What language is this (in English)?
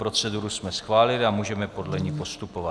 Czech